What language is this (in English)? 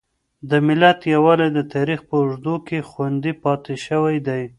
Pashto